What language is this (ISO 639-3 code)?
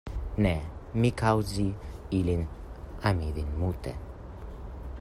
epo